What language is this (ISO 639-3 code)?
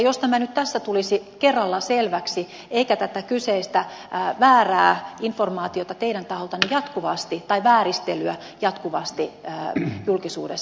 fin